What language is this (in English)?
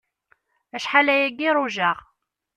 Kabyle